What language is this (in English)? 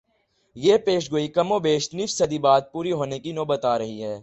Urdu